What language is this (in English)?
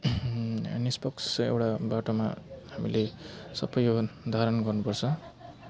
Nepali